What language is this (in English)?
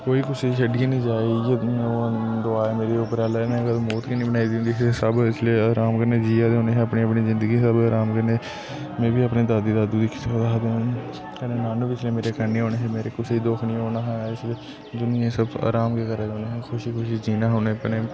Dogri